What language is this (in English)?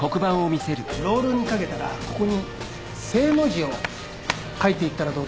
Japanese